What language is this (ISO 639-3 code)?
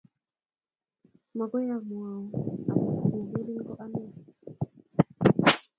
kln